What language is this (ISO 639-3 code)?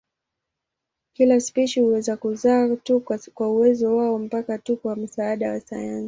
swa